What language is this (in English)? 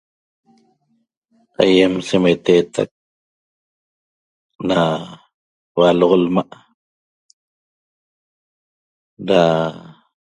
Toba